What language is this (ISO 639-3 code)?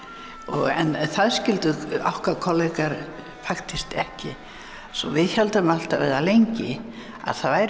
isl